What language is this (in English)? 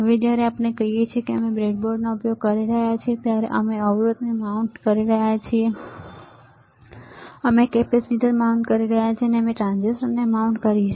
Gujarati